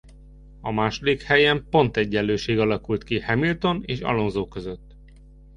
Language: Hungarian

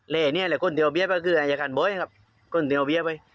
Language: Thai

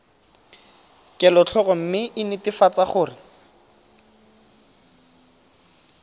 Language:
Tswana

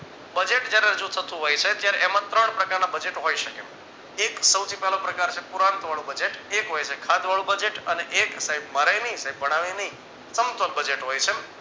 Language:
Gujarati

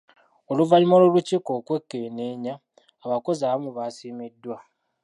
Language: Ganda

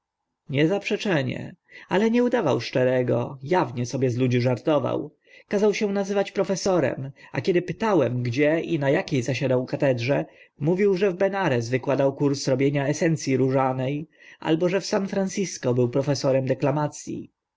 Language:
Polish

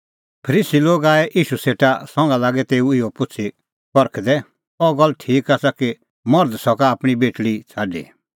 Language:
Kullu Pahari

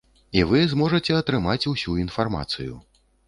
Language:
Belarusian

